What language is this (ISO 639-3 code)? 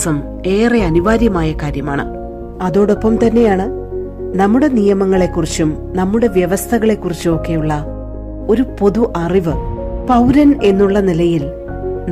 mal